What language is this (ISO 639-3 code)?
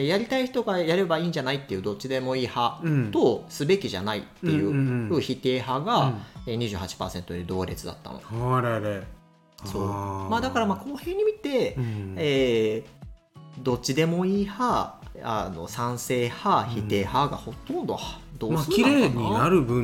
jpn